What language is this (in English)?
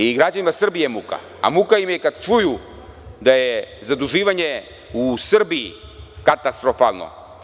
Serbian